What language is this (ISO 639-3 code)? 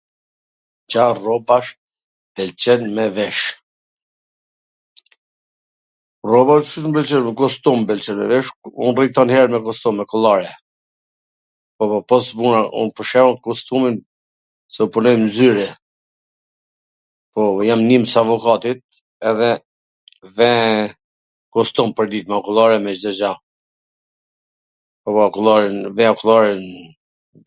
aln